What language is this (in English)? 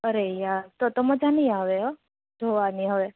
Gujarati